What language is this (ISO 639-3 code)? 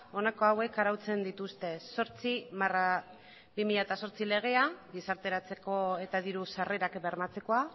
eus